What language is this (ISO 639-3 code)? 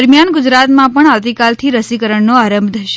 guj